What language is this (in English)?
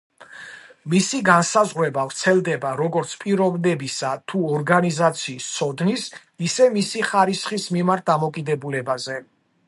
Georgian